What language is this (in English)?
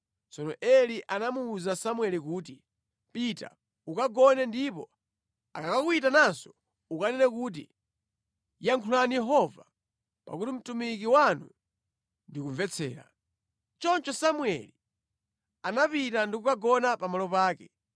Nyanja